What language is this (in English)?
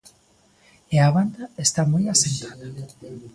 Galician